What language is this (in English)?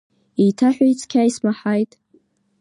Abkhazian